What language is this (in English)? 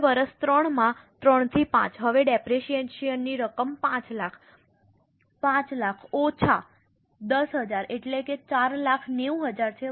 Gujarati